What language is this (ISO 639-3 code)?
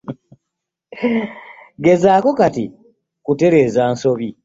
lug